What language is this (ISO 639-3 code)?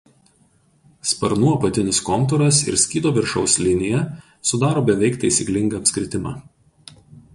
lit